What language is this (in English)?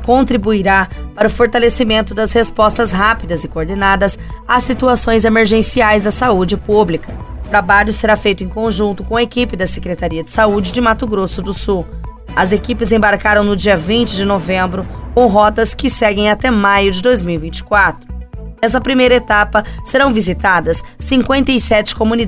Portuguese